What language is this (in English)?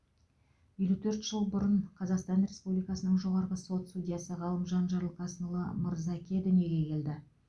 Kazakh